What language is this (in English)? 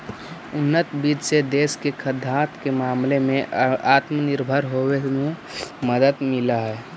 Magahi